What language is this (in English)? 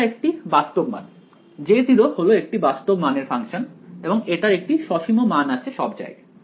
Bangla